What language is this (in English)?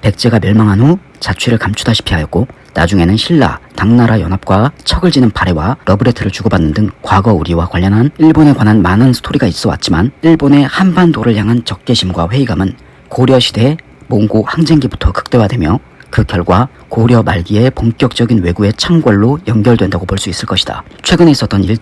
Korean